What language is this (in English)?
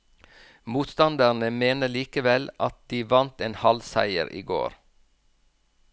Norwegian